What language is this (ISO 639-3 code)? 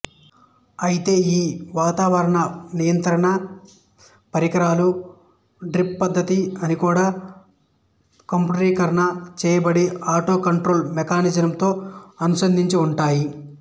tel